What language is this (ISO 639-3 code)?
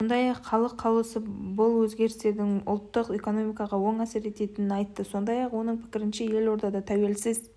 kaz